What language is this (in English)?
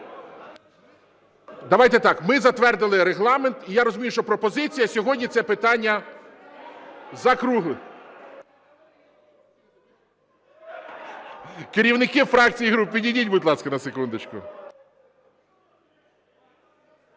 Ukrainian